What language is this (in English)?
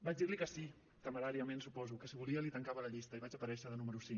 Catalan